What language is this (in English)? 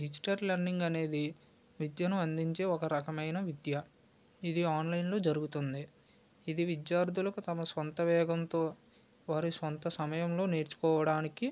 Telugu